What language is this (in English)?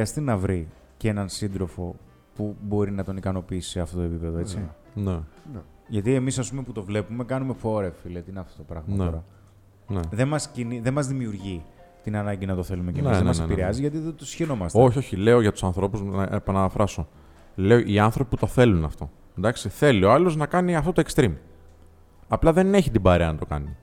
Greek